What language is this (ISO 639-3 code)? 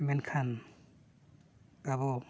sat